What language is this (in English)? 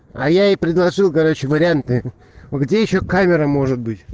Russian